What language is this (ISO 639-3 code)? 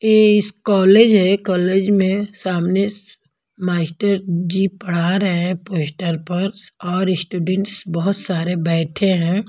hin